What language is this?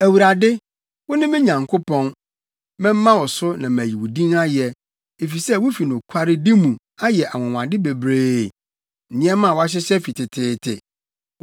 Akan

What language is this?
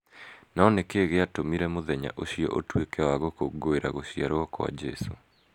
Kikuyu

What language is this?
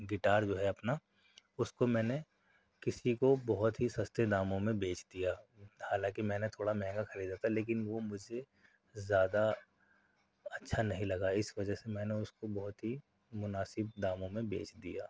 Urdu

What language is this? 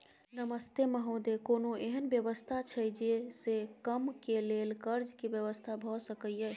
Maithili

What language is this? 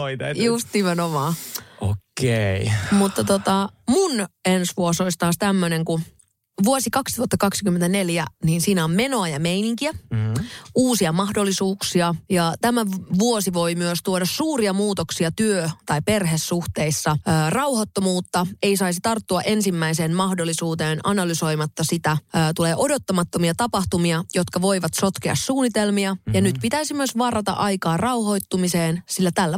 Finnish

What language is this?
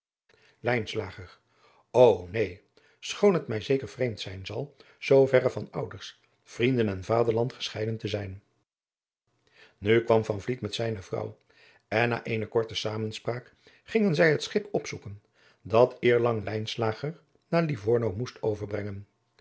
Dutch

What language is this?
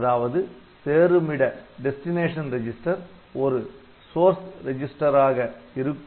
Tamil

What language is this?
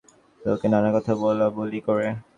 Bangla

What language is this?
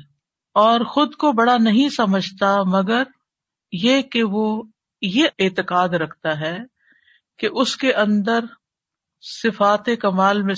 Urdu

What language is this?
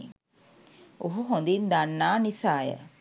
Sinhala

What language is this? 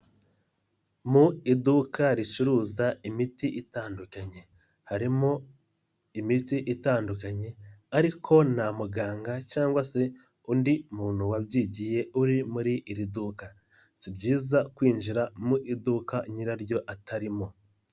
Kinyarwanda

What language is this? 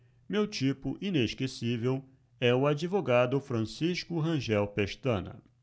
Portuguese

